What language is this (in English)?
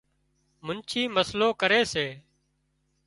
Wadiyara Koli